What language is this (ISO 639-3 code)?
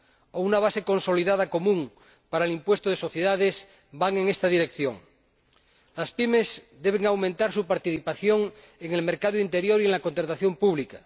spa